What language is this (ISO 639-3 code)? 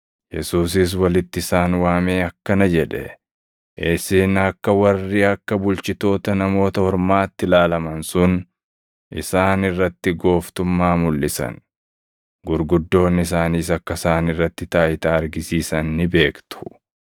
orm